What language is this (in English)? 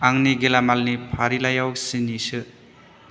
Bodo